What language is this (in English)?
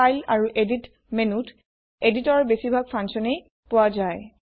Assamese